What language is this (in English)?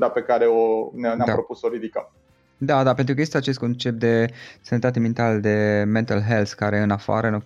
Romanian